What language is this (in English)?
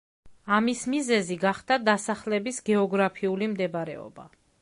Georgian